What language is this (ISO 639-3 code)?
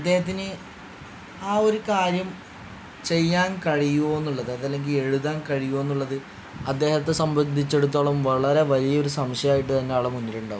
mal